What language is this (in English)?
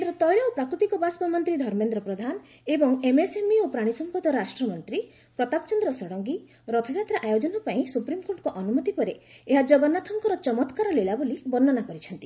Odia